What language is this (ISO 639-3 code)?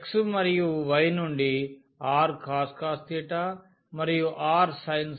tel